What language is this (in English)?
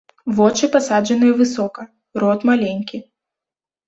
Belarusian